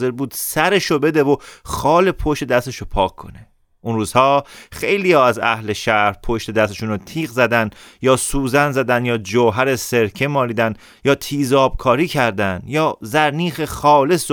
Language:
Persian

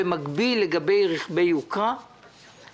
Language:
Hebrew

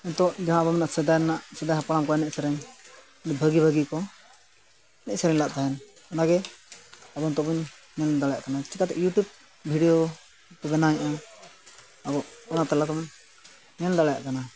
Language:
Santali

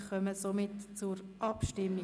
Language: Swiss German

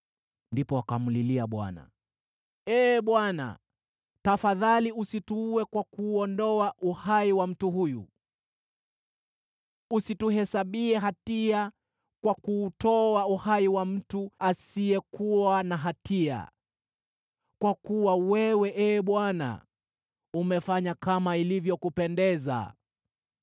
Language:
Swahili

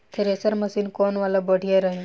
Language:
Bhojpuri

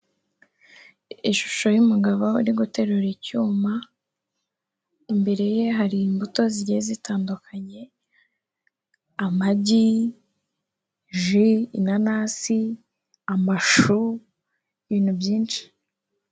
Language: Kinyarwanda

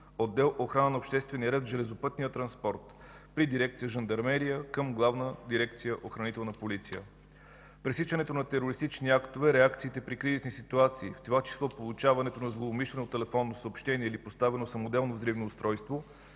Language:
Bulgarian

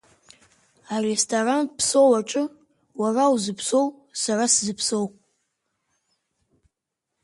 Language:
Abkhazian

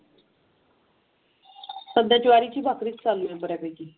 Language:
Marathi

